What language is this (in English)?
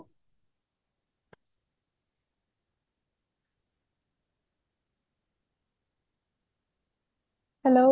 Odia